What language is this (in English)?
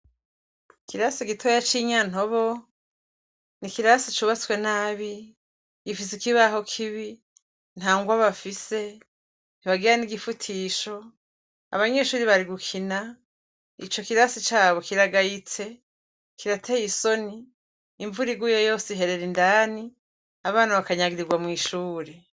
Rundi